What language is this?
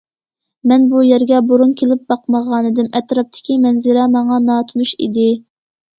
Uyghur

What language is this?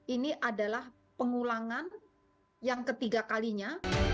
Indonesian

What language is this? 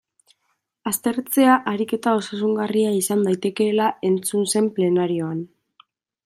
Basque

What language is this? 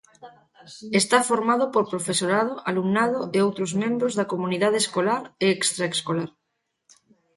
Galician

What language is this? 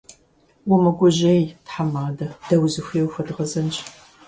Kabardian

